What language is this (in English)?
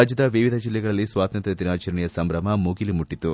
Kannada